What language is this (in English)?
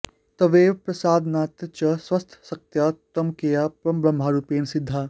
Sanskrit